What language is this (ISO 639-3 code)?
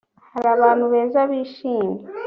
kin